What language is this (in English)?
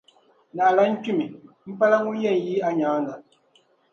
Dagbani